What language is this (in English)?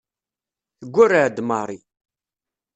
Kabyle